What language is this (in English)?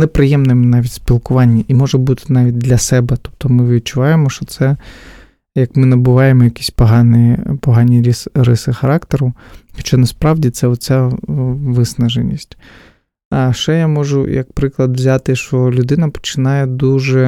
Ukrainian